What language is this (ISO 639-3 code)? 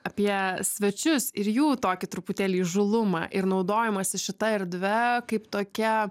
lit